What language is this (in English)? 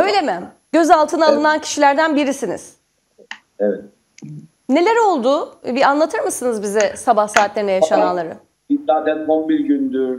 Turkish